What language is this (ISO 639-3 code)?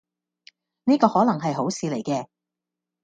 yue